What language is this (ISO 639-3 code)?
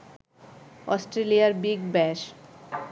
ben